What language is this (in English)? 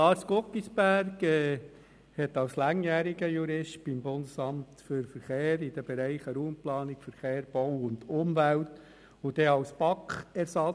Swiss German